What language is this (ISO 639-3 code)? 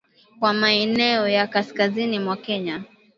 swa